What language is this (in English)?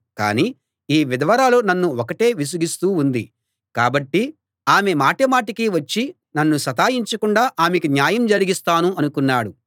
Telugu